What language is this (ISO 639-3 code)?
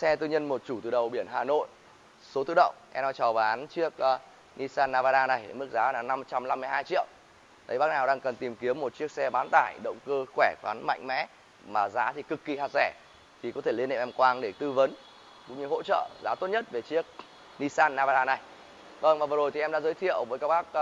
vie